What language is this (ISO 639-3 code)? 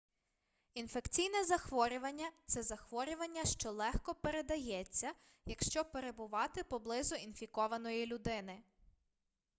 ukr